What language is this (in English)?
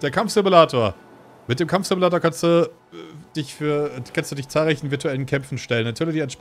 German